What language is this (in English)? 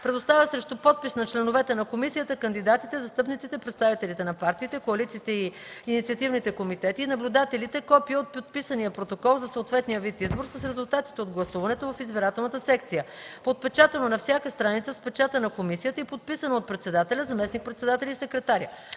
Bulgarian